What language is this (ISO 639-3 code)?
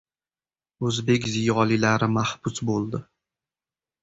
uzb